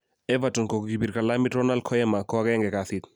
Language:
Kalenjin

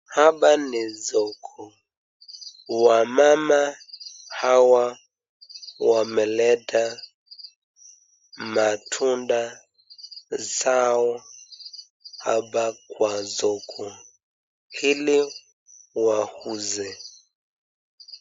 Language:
Swahili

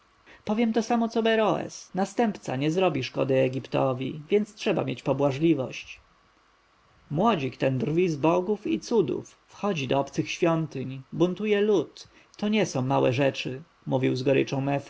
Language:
Polish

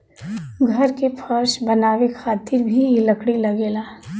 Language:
Bhojpuri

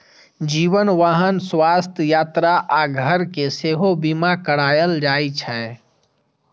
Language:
Maithili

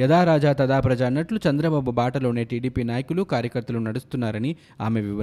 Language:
Telugu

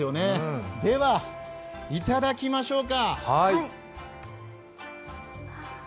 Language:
Japanese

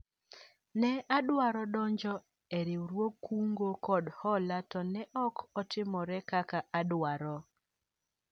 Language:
Luo (Kenya and Tanzania)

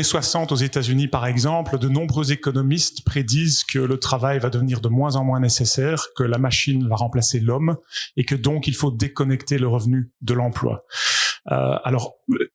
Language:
Italian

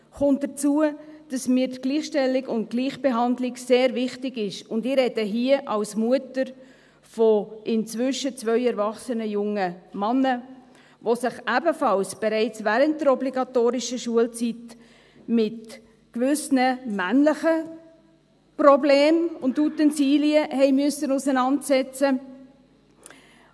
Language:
Swiss German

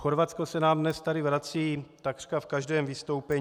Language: Czech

